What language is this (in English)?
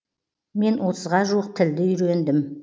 Kazakh